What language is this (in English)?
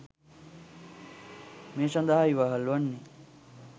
Sinhala